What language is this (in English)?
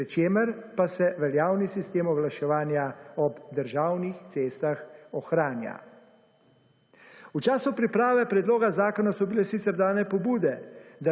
Slovenian